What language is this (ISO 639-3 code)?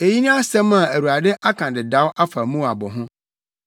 aka